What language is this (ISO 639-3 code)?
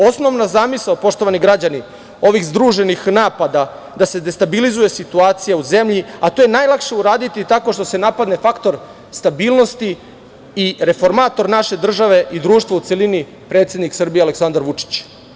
srp